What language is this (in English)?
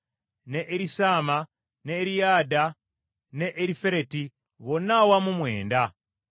Ganda